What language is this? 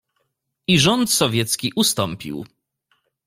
Polish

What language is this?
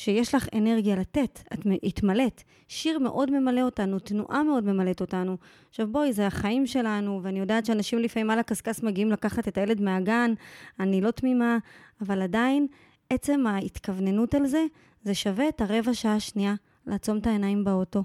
Hebrew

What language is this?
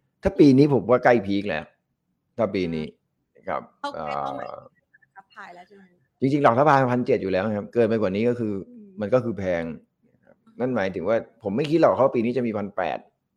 Thai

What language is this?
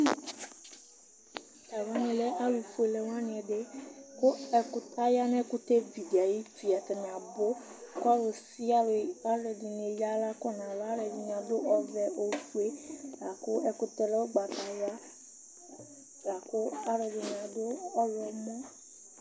Ikposo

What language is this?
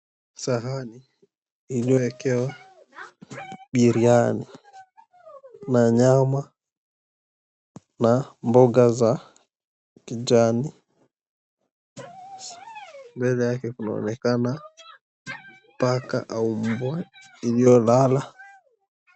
Swahili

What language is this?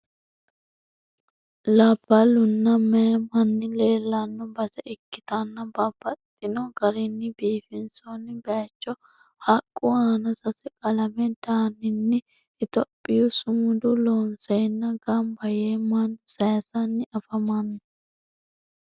Sidamo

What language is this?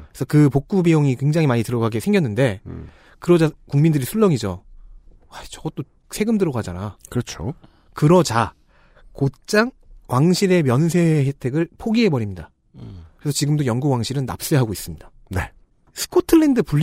Korean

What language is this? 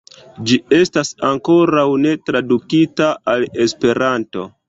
Esperanto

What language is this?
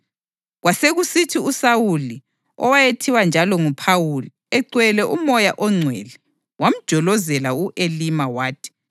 North Ndebele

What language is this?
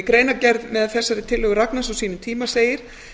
Icelandic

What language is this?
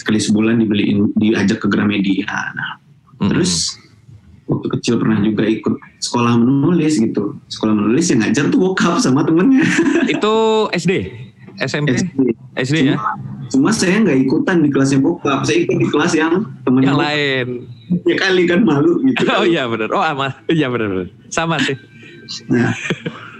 Indonesian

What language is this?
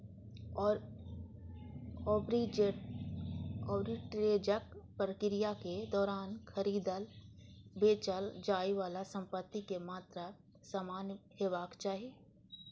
Maithili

